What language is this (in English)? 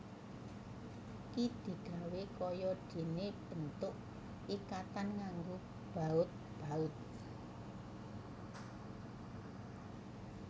Javanese